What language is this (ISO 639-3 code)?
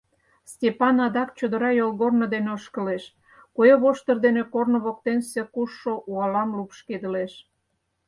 chm